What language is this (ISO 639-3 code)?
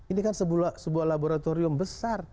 ind